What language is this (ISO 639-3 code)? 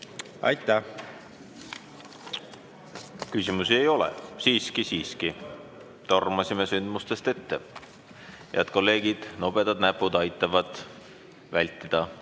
est